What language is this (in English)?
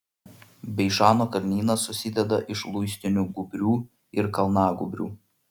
Lithuanian